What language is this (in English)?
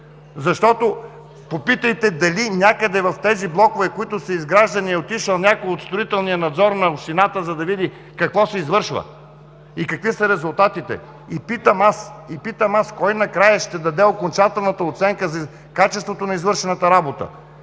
Bulgarian